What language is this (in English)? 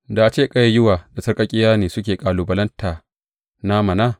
Hausa